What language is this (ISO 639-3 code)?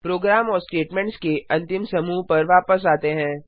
hin